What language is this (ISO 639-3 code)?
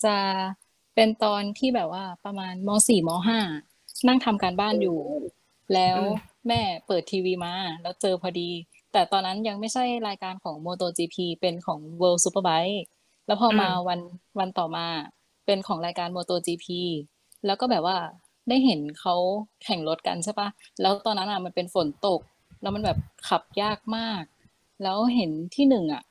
tha